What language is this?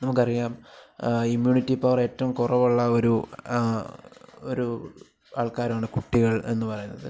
Malayalam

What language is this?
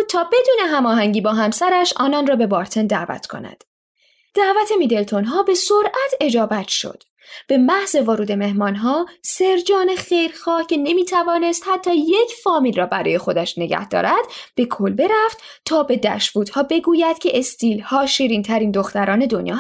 Persian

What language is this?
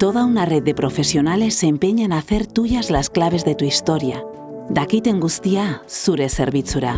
Spanish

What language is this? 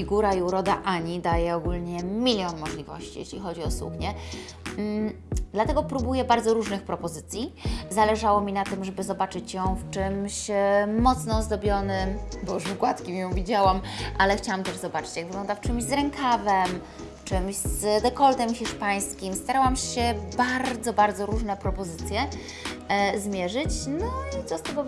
Polish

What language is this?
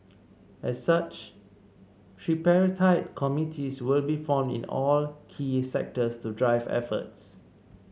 English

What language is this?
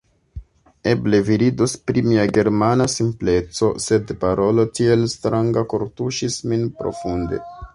Esperanto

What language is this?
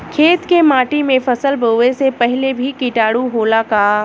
Bhojpuri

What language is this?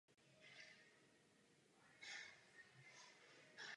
Czech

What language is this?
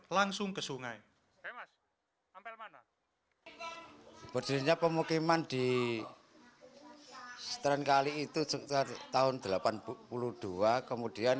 Indonesian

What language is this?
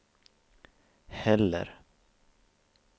Swedish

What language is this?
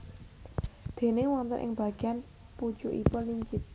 Javanese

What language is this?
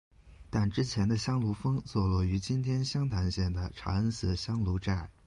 Chinese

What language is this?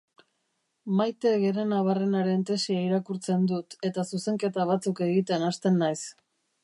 Basque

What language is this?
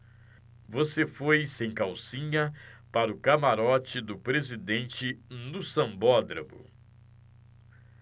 Portuguese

